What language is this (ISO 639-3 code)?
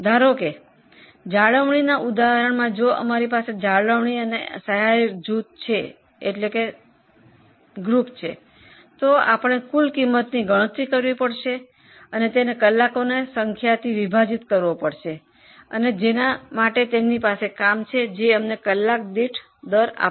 guj